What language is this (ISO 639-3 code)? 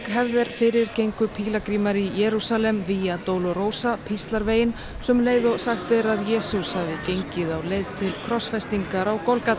isl